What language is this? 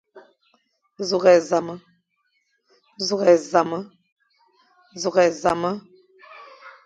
Fang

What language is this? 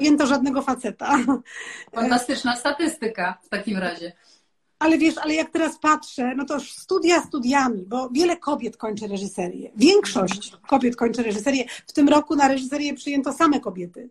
Polish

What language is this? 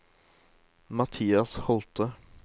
Norwegian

